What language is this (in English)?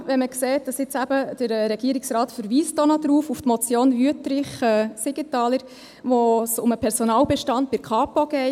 Swiss German